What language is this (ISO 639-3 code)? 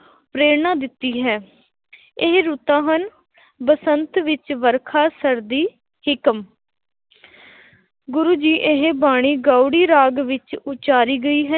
pan